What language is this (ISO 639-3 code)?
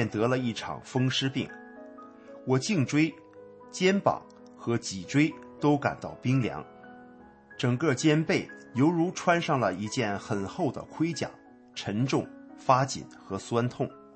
zho